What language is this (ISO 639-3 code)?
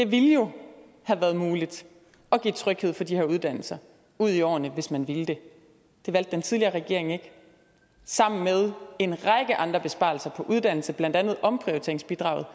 dan